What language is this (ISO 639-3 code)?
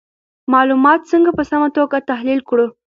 pus